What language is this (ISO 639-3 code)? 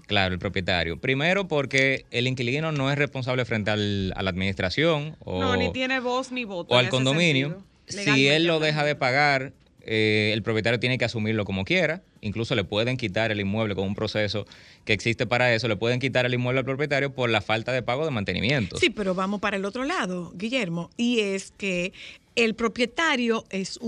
spa